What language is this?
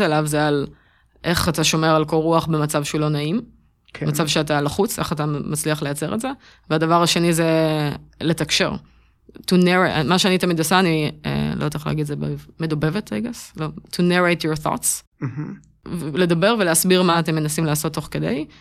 Hebrew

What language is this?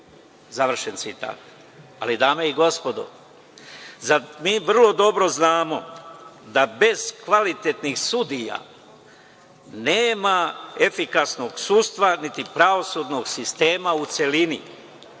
Serbian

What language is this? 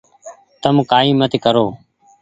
Goaria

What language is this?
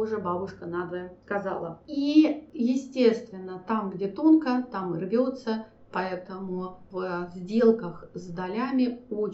Russian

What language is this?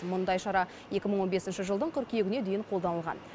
Kazakh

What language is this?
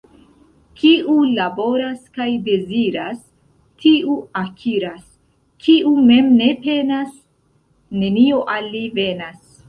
Esperanto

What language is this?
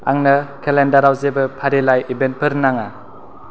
Bodo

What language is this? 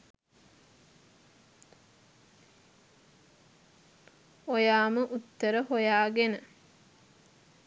Sinhala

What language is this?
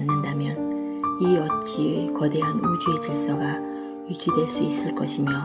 Korean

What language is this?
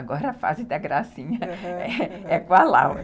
Portuguese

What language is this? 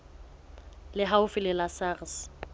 Southern Sotho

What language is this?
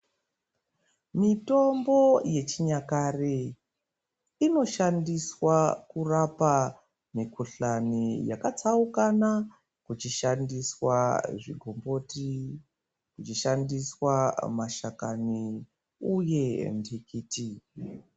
Ndau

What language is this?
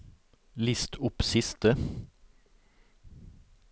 Norwegian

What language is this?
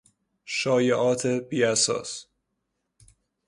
Persian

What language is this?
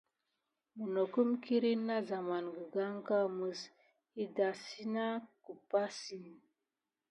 Gidar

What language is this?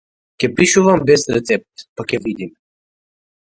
Macedonian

